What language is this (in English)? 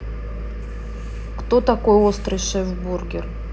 Russian